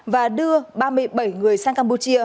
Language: Vietnamese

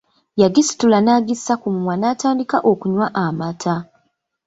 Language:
Ganda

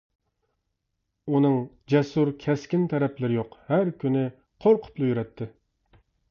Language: Uyghur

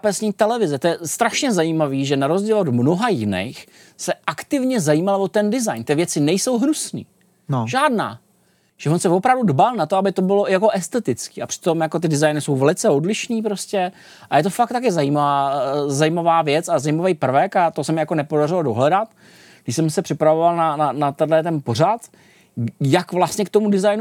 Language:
Czech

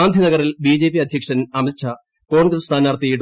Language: Malayalam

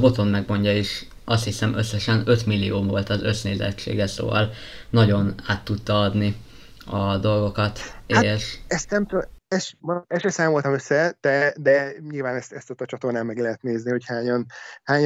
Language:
Hungarian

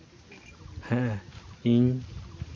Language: Santali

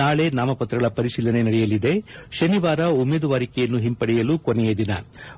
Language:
Kannada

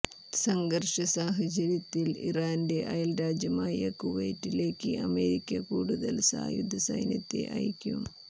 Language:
Malayalam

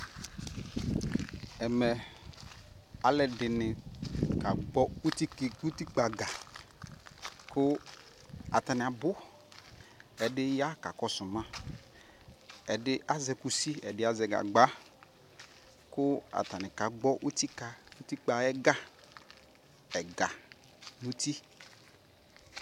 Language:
Ikposo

